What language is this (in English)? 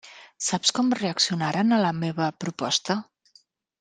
Catalan